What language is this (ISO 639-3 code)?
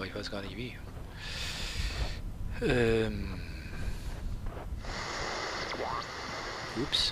deu